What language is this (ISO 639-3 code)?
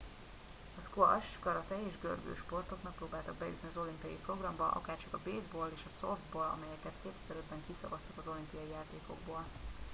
hun